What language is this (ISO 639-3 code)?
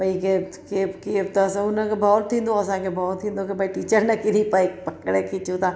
snd